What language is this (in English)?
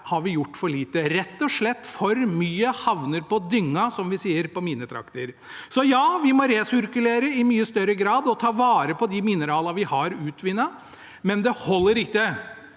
Norwegian